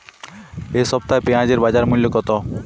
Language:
Bangla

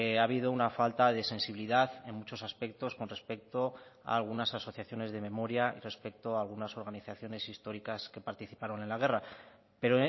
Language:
Spanish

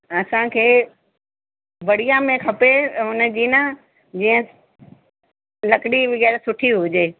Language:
Sindhi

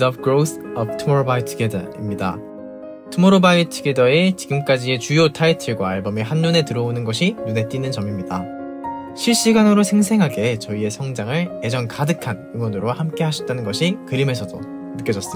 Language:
Korean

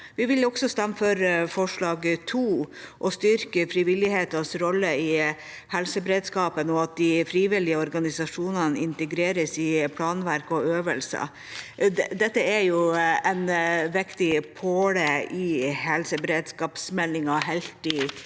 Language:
Norwegian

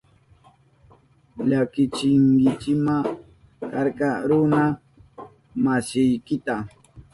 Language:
Southern Pastaza Quechua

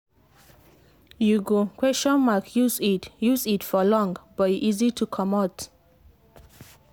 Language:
Nigerian Pidgin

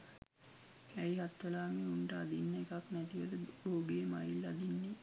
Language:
Sinhala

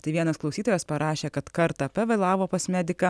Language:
Lithuanian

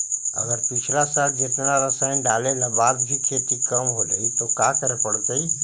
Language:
Magahi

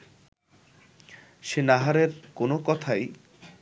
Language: Bangla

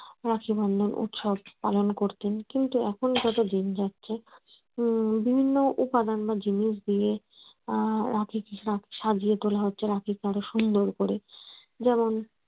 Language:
Bangla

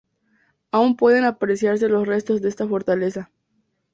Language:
Spanish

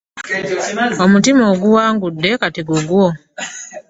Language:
Ganda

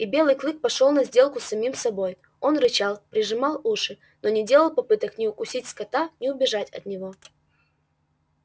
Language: Russian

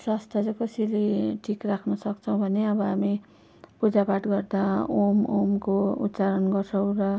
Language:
Nepali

